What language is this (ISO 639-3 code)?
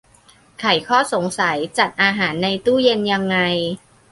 tha